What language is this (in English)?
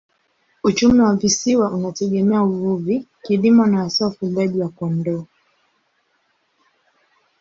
Swahili